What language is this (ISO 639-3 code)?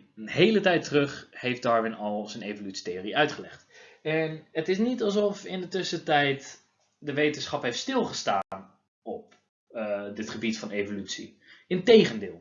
nld